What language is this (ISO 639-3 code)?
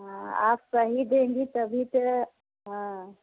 hin